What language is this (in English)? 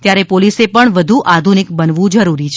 Gujarati